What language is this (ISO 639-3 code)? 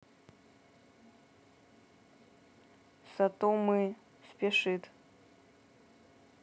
rus